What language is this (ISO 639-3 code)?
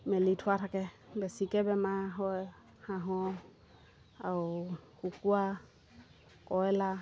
asm